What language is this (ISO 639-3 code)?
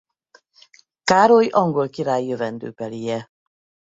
hun